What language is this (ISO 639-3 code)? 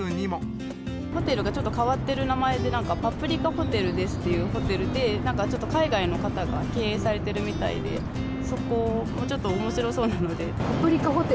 jpn